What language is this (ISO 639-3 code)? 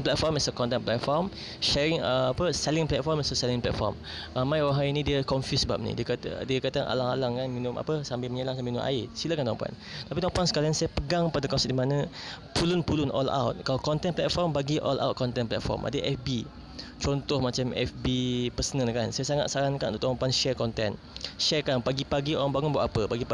msa